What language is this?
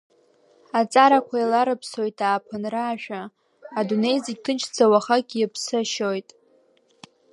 Abkhazian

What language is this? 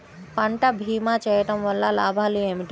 Telugu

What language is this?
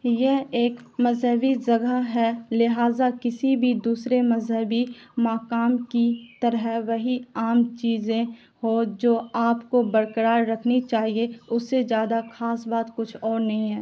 Urdu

